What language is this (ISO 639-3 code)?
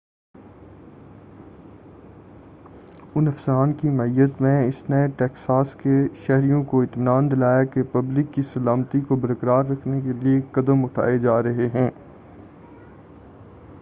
urd